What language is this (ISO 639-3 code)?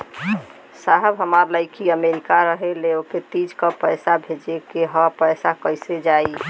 bho